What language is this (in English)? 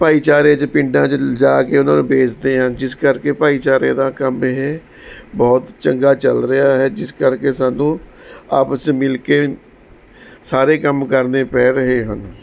Punjabi